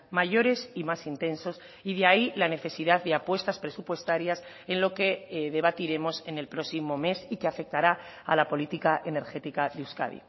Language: Spanish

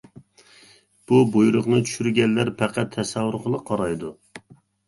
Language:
Uyghur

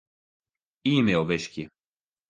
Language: Western Frisian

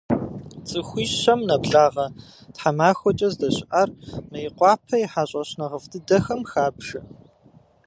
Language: Kabardian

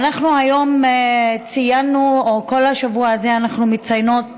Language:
Hebrew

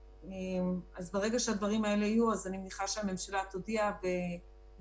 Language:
Hebrew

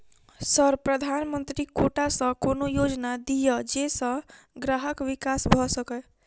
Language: Maithili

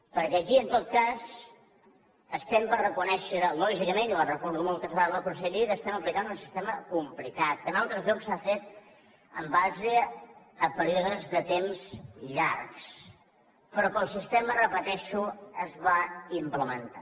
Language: Catalan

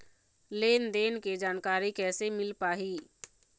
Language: Chhattisgarhi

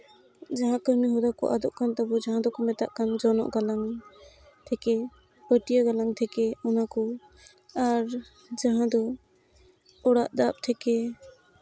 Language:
Santali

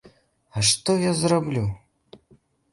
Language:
Belarusian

